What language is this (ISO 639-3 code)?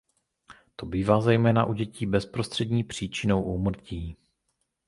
ces